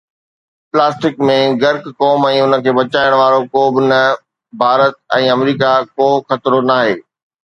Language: Sindhi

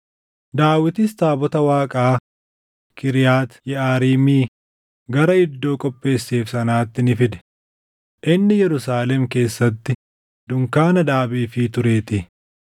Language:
Oromo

